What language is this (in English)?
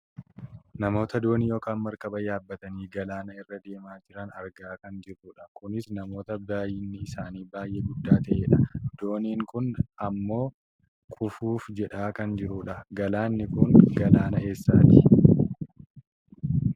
Oromo